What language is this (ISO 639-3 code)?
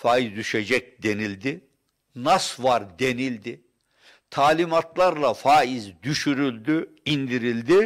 tur